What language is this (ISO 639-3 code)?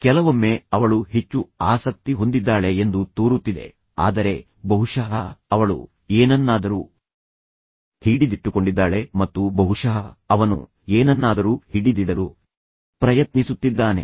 kan